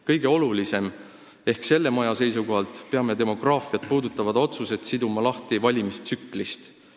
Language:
Estonian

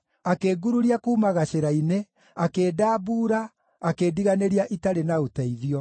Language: Kikuyu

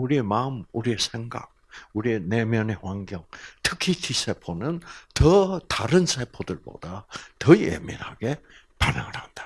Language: Korean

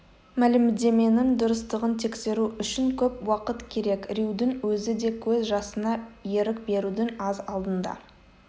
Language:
Kazakh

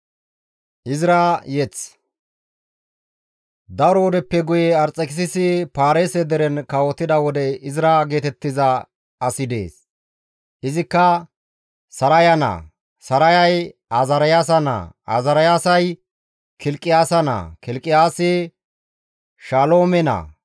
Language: Gamo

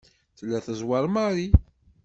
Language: Kabyle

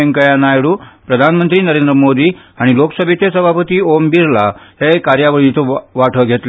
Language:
Konkani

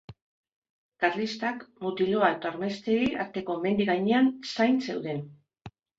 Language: Basque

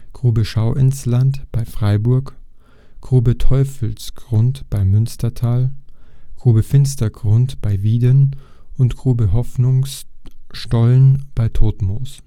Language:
German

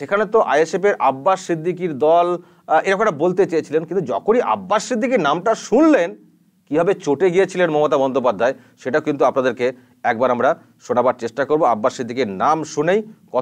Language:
Hindi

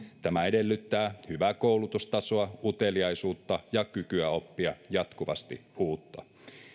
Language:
Finnish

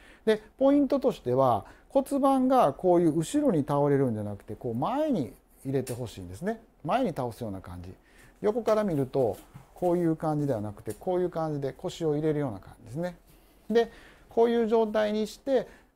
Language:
Japanese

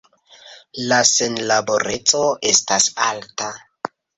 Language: Esperanto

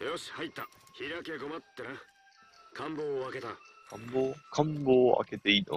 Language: Japanese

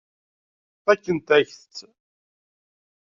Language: Kabyle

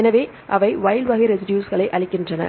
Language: Tamil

